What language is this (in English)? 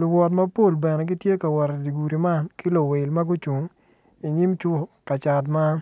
Acoli